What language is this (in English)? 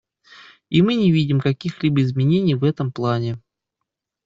Russian